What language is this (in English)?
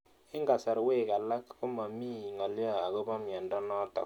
Kalenjin